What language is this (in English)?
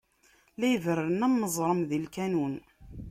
Kabyle